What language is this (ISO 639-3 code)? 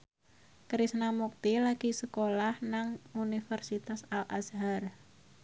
jav